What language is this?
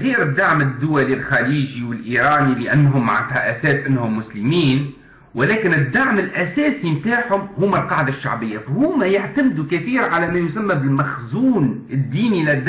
Arabic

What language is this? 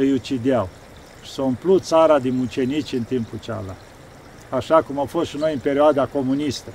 Romanian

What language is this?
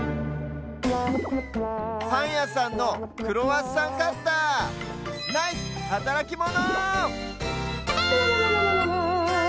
Japanese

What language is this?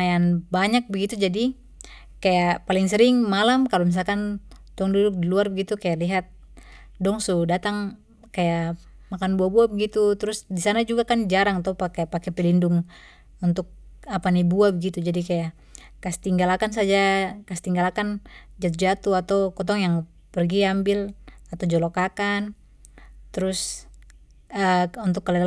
Papuan Malay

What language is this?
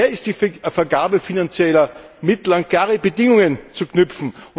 German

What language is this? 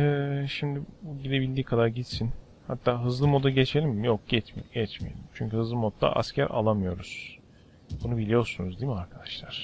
Turkish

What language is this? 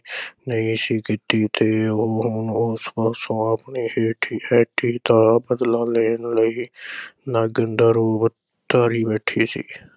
Punjabi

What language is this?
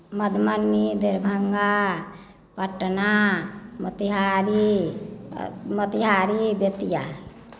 Maithili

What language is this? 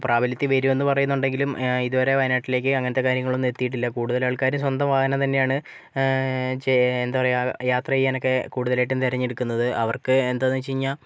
Malayalam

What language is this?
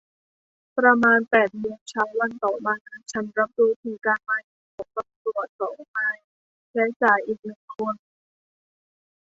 Thai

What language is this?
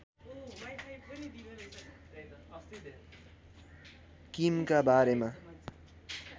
Nepali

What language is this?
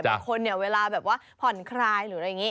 Thai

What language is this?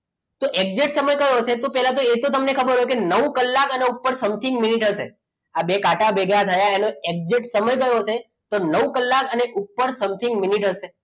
Gujarati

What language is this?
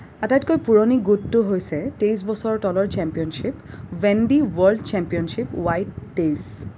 Assamese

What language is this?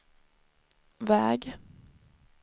Swedish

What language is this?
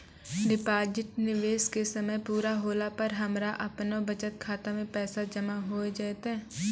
Maithili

